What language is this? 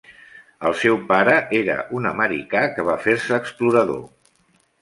Catalan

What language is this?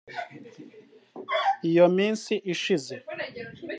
Kinyarwanda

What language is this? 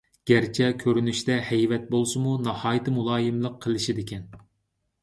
Uyghur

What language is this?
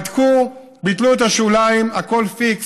Hebrew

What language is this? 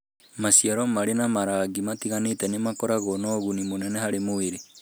Kikuyu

